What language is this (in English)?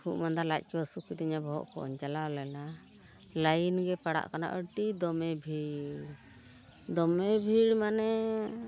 Santali